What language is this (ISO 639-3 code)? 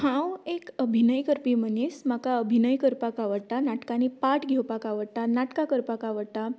kok